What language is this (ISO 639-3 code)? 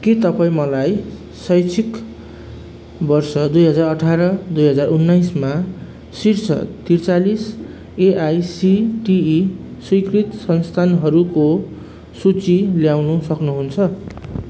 nep